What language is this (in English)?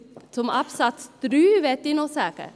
Swiss German